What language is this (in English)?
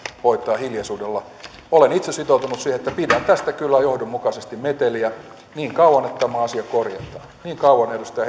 Finnish